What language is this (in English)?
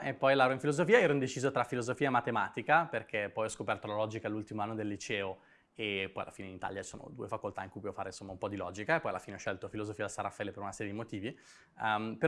Italian